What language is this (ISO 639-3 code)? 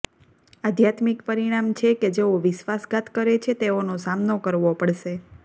guj